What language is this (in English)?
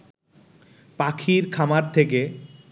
Bangla